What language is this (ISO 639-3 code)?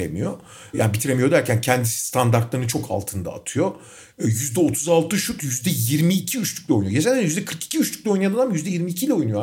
tur